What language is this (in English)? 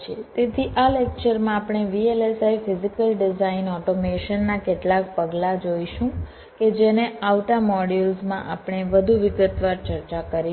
Gujarati